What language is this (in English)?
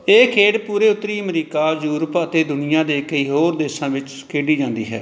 Punjabi